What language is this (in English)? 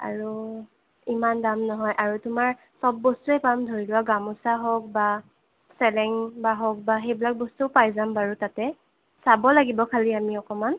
Assamese